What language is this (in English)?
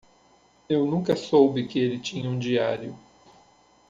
Portuguese